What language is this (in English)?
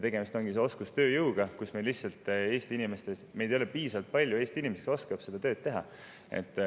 Estonian